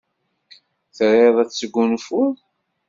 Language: Kabyle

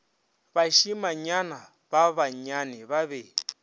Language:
Northern Sotho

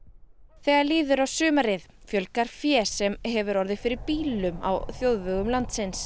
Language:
Icelandic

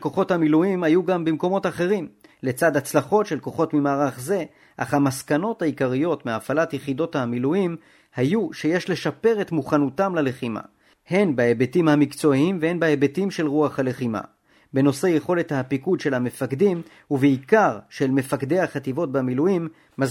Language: Hebrew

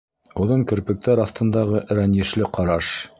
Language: Bashkir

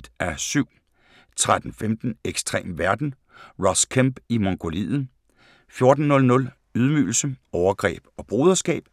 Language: Danish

